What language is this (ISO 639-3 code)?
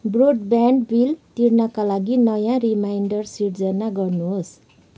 nep